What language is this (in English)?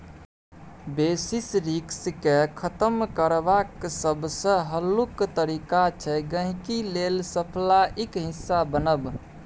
Maithili